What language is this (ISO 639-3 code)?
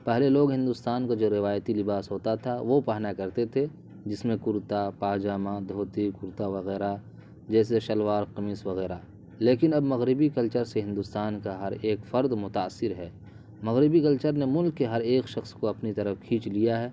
urd